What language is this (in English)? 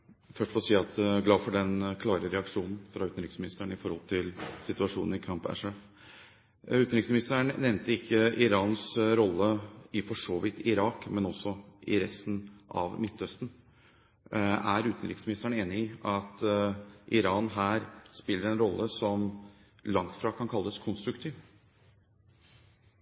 Norwegian Bokmål